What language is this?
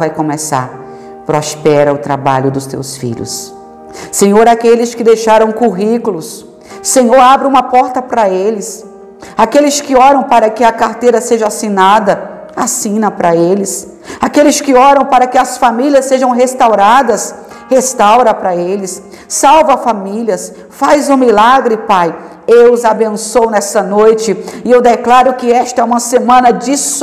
Portuguese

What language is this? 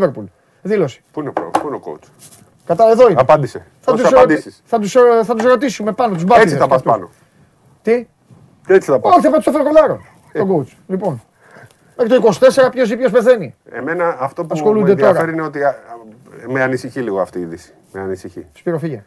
Greek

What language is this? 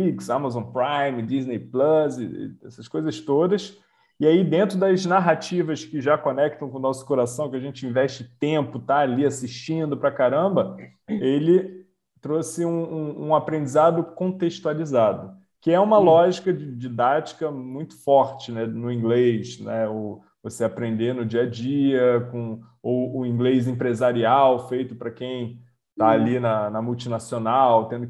Portuguese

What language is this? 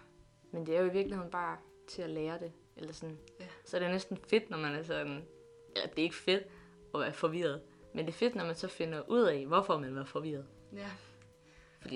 Danish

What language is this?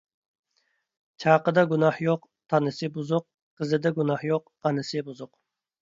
Uyghur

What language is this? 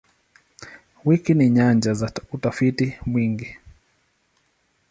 Swahili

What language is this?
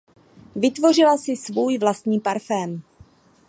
Czech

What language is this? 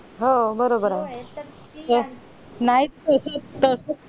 Marathi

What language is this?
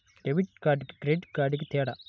Telugu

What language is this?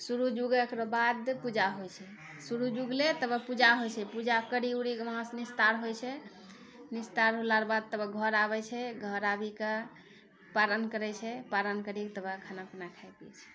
Maithili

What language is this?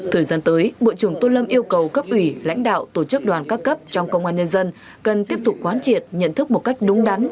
Vietnamese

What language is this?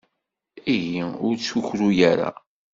Kabyle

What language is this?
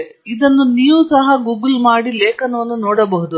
Kannada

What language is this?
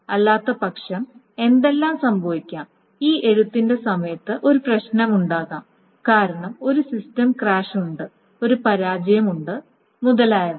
Malayalam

